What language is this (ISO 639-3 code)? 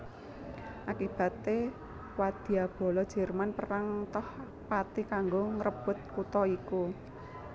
jav